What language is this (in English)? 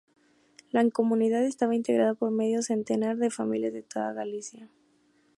Spanish